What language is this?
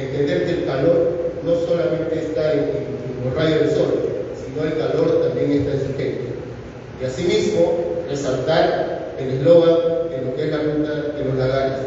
Spanish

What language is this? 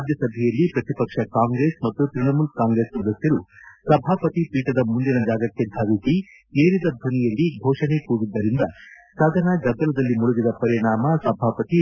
Kannada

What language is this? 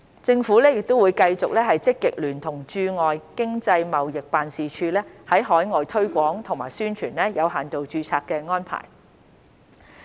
Cantonese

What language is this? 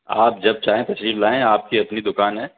Urdu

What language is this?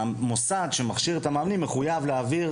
Hebrew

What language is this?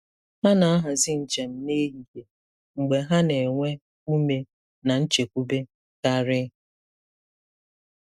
Igbo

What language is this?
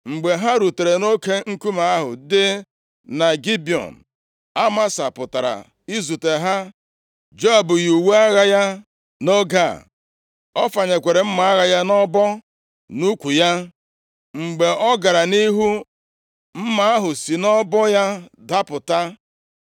Igbo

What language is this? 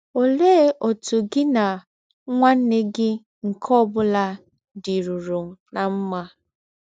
Igbo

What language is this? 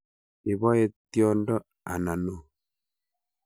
Kalenjin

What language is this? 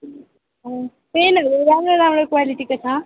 Nepali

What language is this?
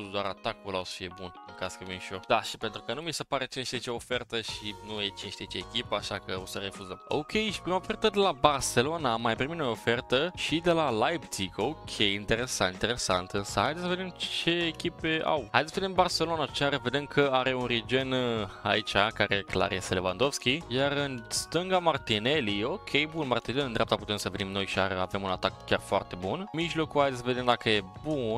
Romanian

